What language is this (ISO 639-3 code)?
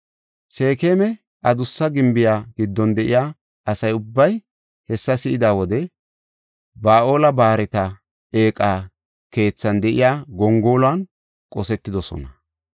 gof